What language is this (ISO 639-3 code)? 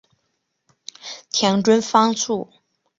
zho